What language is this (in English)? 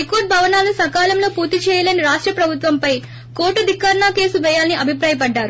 Telugu